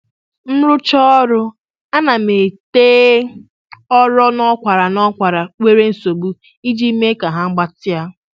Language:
Igbo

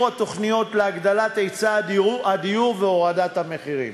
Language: Hebrew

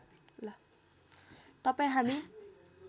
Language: Nepali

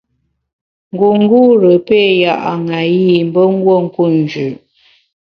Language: Bamun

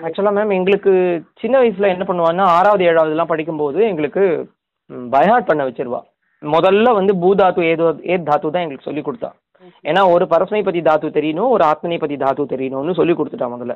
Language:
Tamil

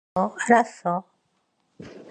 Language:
Korean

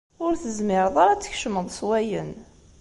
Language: Kabyle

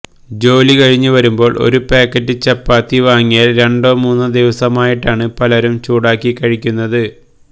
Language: Malayalam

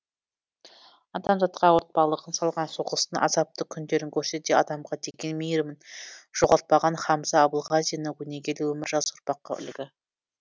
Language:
Kazakh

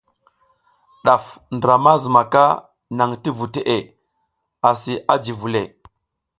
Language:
South Giziga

